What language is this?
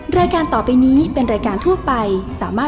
Thai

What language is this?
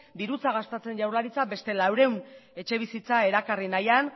Basque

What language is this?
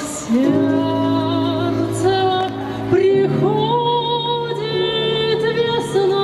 Russian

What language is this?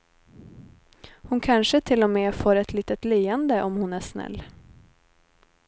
Swedish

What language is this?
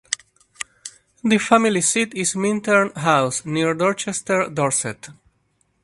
English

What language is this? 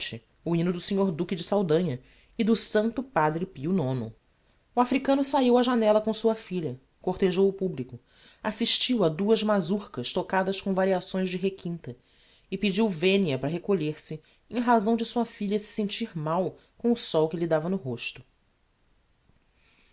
Portuguese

